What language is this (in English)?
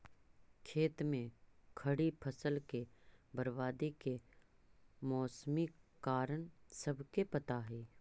Magahi